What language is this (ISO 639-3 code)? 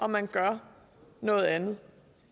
dan